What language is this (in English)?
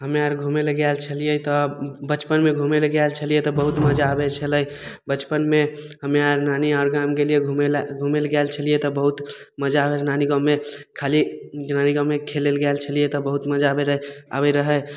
Maithili